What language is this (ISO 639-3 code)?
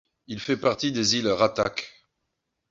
fra